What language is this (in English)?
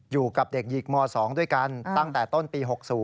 Thai